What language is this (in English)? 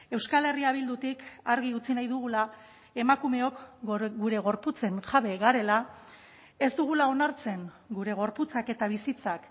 Basque